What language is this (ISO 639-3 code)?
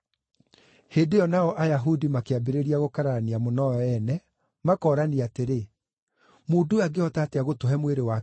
kik